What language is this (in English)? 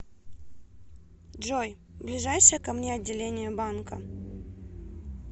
Russian